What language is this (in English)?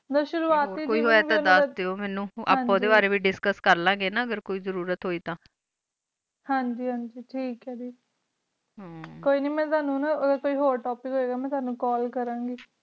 Punjabi